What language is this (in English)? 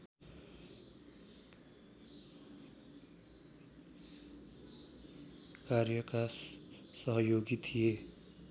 Nepali